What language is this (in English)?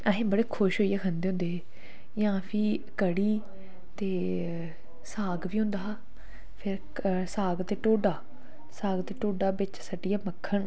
Dogri